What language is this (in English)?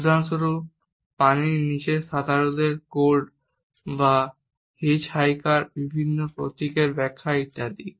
Bangla